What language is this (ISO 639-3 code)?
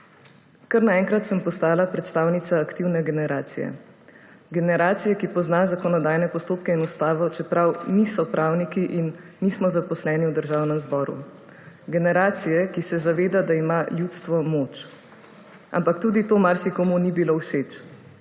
slv